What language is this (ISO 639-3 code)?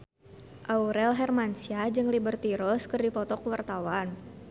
sun